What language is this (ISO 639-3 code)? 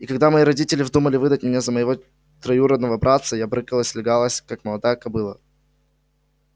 rus